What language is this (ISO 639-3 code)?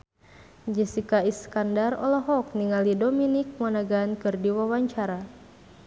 sun